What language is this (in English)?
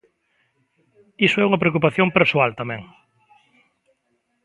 Galician